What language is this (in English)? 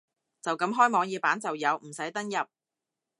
Cantonese